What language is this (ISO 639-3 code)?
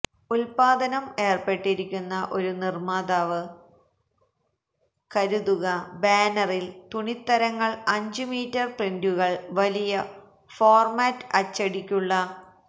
mal